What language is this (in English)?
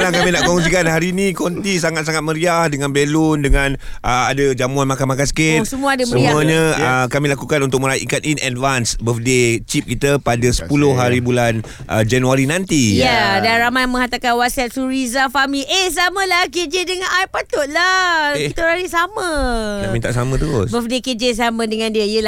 Malay